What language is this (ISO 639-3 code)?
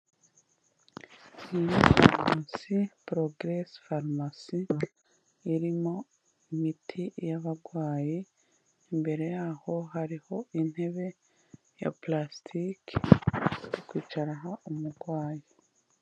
kin